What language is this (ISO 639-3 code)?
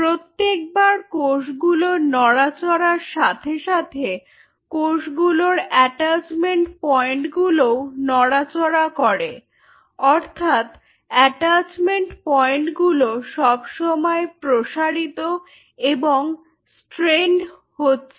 ben